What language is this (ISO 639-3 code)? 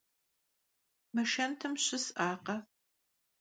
kbd